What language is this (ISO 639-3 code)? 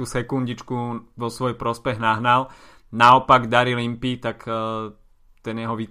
slk